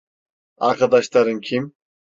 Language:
Turkish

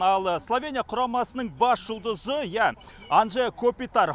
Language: Kazakh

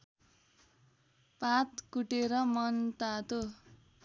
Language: Nepali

